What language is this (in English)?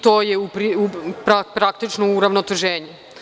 Serbian